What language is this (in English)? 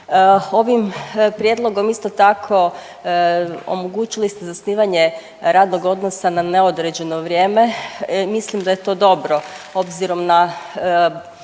Croatian